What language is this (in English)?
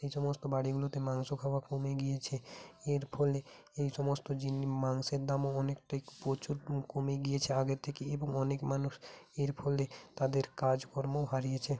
Bangla